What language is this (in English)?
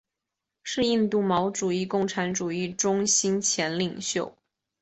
Chinese